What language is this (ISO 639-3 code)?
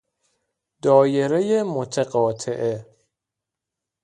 fas